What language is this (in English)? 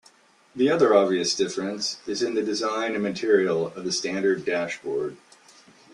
English